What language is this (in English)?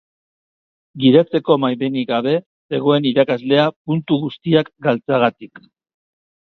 Basque